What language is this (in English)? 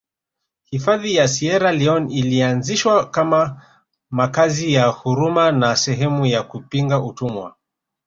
Swahili